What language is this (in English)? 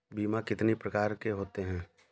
Hindi